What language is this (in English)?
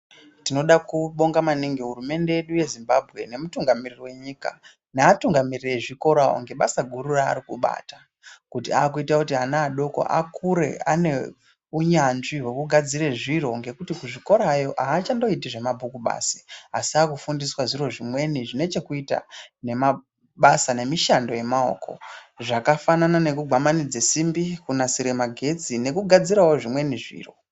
Ndau